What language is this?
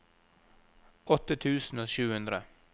Norwegian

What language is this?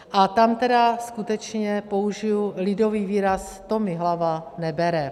Czech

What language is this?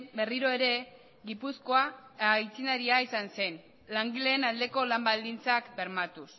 Basque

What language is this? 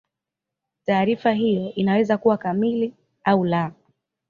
Swahili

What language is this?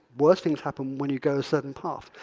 English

